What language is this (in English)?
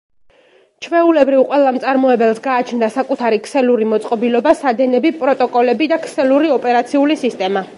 Georgian